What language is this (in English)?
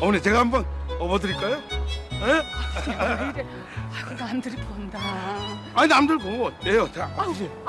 Korean